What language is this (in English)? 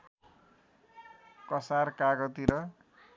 Nepali